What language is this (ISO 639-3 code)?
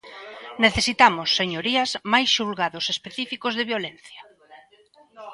glg